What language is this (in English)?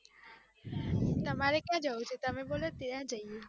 Gujarati